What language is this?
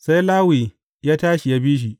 Hausa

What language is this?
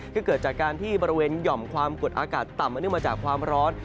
Thai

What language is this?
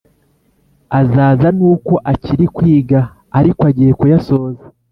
Kinyarwanda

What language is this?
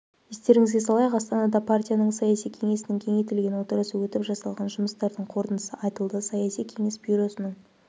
Kazakh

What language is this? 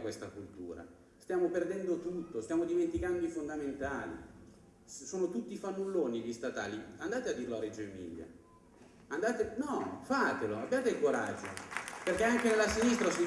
Italian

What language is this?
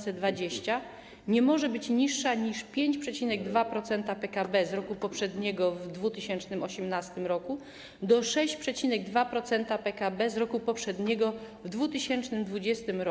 Polish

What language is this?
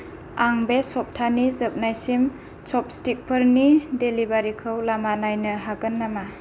Bodo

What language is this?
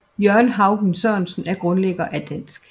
Danish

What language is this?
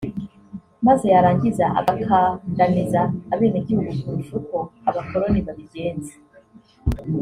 Kinyarwanda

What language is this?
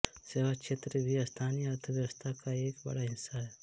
Hindi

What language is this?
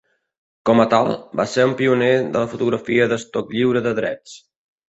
Catalan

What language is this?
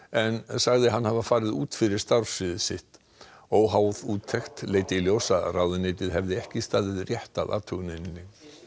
Icelandic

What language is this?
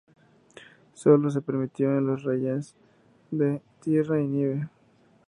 Spanish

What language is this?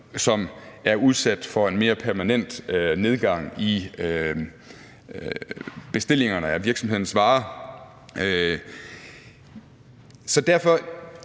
Danish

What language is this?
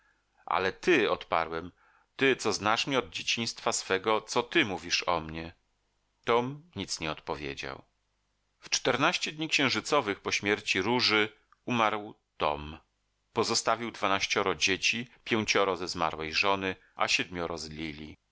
Polish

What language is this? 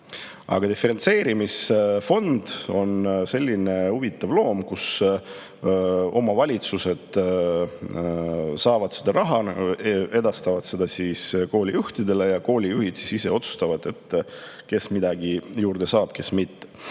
Estonian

